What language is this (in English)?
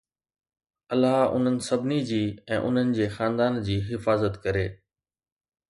Sindhi